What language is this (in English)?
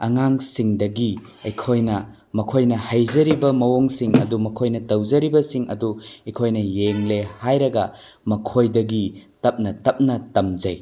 Manipuri